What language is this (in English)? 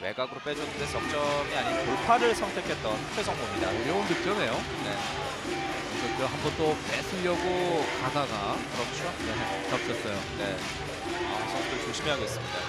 Korean